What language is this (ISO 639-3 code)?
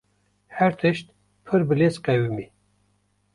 kur